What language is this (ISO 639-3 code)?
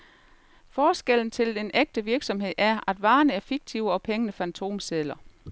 dan